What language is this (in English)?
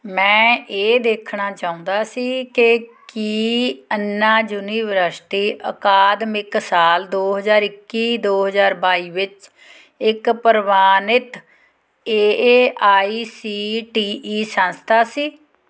Punjabi